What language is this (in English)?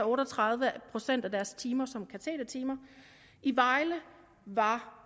Danish